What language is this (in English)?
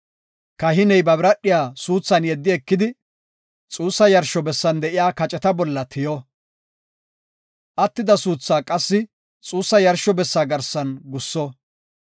Gofa